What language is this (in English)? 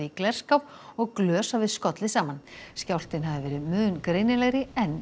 Icelandic